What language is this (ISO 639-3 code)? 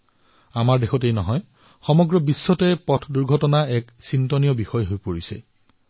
asm